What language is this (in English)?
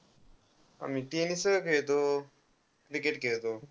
Marathi